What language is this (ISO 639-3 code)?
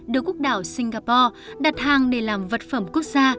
vie